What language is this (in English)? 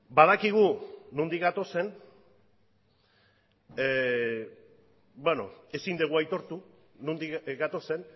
Basque